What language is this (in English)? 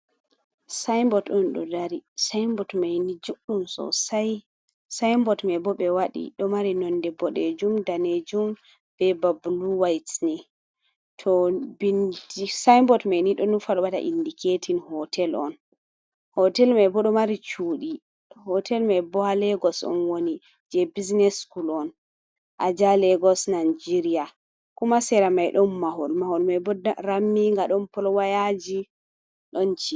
Fula